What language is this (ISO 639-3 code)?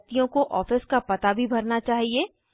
hin